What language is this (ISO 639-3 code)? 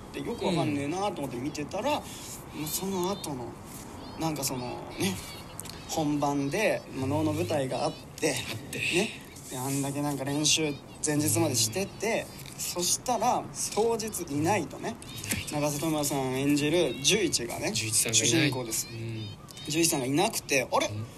jpn